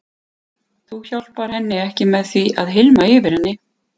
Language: Icelandic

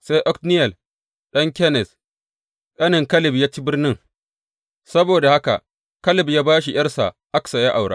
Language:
Hausa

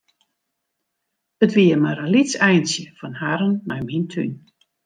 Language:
Western Frisian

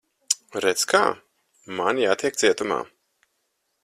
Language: Latvian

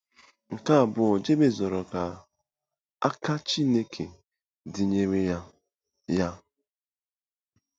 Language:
Igbo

